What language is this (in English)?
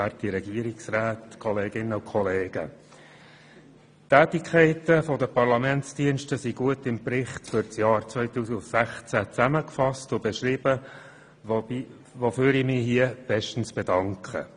Swiss German